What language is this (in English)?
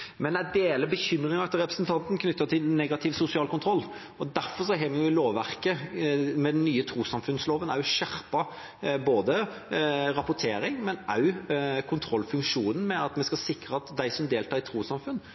Norwegian Bokmål